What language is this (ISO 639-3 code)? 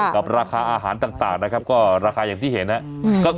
tha